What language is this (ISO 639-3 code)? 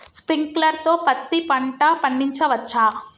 tel